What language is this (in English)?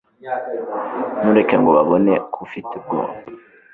Kinyarwanda